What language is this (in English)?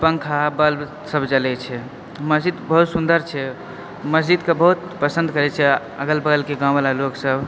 Maithili